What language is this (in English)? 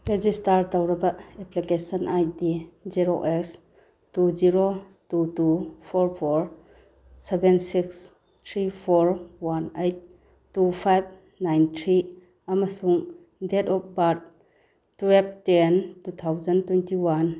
Manipuri